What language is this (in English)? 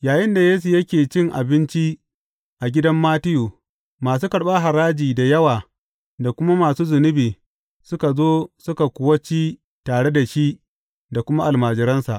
Hausa